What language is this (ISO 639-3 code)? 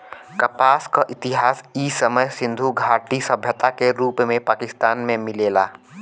bho